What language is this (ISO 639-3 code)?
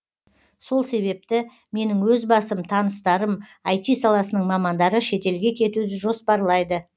kaz